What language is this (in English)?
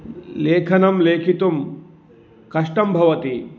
Sanskrit